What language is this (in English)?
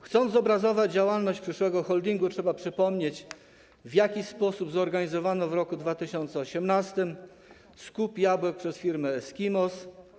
Polish